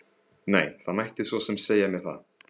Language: Icelandic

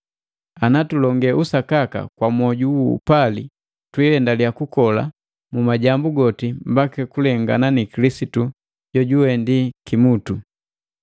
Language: Matengo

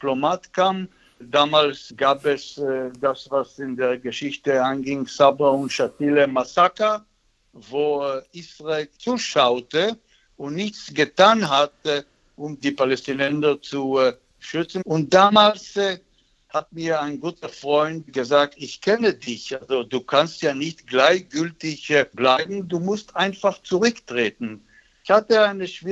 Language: German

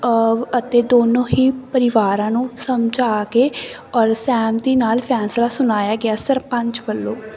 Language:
Punjabi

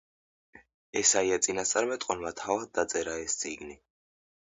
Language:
Georgian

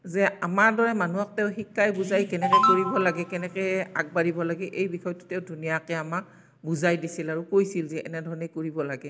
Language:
Assamese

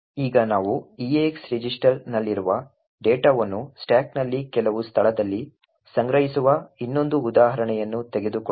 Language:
Kannada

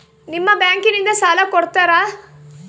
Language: Kannada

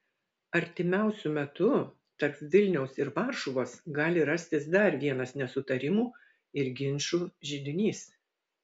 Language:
Lithuanian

